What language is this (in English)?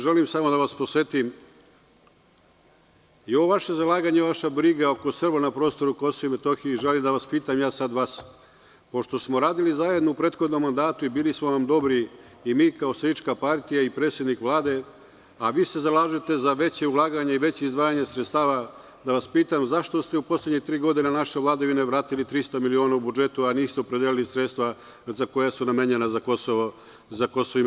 Serbian